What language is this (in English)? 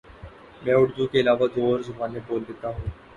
Urdu